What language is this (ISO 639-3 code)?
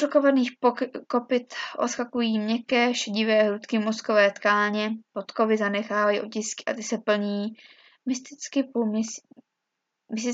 ces